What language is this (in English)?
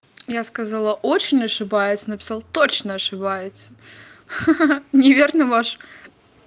Russian